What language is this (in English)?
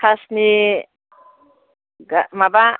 Bodo